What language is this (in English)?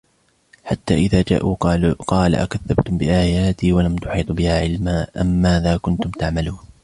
Arabic